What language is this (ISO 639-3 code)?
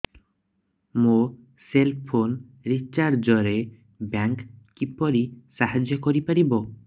ori